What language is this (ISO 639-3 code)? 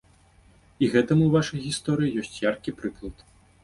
bel